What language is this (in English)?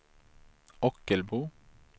Swedish